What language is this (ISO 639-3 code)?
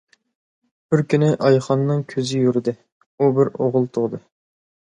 uig